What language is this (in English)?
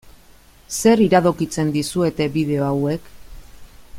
Basque